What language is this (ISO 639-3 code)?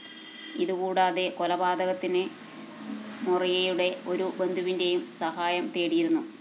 mal